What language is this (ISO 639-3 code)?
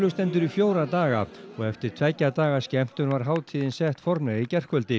isl